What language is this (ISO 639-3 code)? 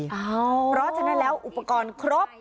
tha